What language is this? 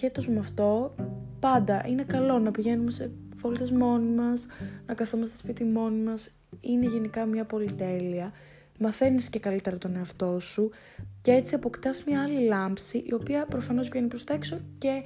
Greek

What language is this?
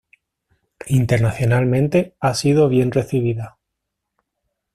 Spanish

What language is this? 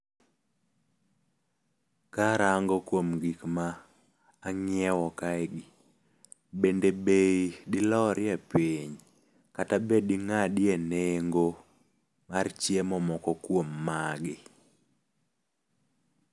Luo (Kenya and Tanzania)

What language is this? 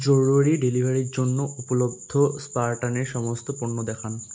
Bangla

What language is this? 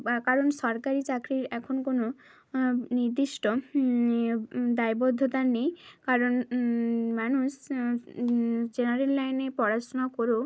Bangla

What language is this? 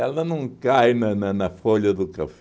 Portuguese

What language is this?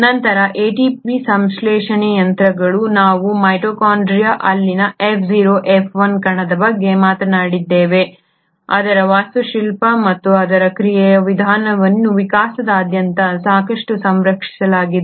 Kannada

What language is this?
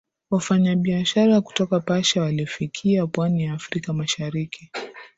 Swahili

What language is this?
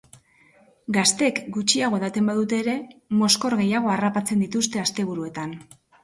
Basque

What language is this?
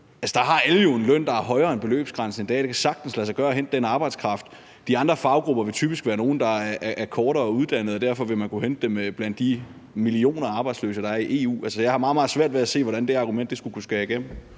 Danish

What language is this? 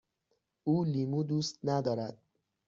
Persian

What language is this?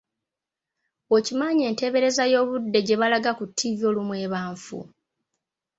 Ganda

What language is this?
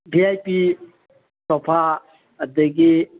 Manipuri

